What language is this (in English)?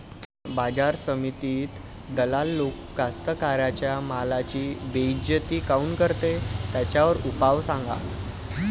Marathi